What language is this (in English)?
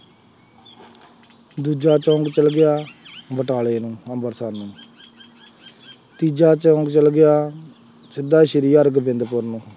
Punjabi